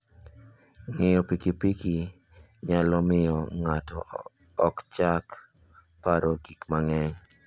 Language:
Luo (Kenya and Tanzania)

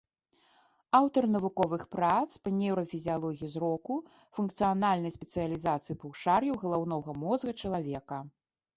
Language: Belarusian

